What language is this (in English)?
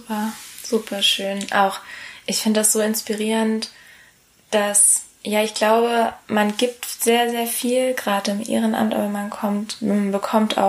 German